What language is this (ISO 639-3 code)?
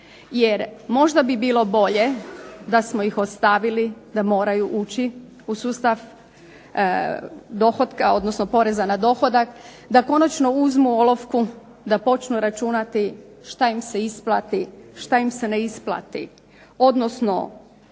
hrv